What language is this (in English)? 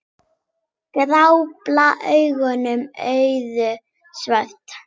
Icelandic